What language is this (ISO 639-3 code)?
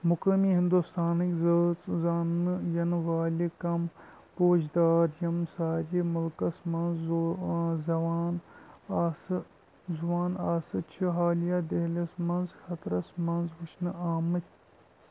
kas